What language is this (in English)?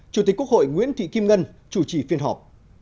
Vietnamese